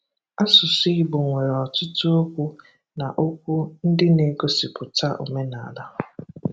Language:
Igbo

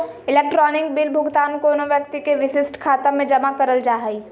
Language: Magahi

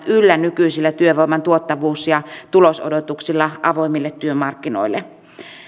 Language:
Finnish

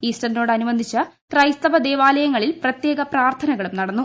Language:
Malayalam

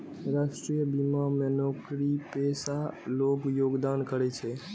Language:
Maithili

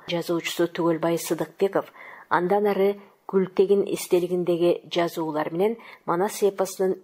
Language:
Turkish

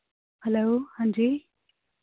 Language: Punjabi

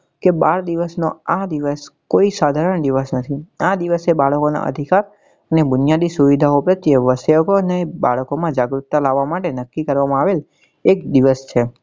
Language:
Gujarati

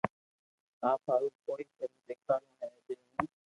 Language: Loarki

